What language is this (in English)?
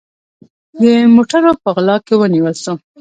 Pashto